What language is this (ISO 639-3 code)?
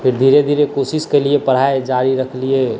mai